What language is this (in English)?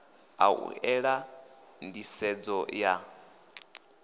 Venda